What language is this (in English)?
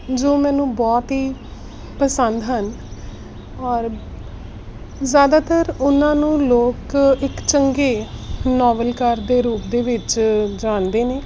Punjabi